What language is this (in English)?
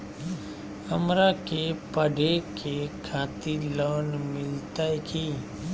Magahi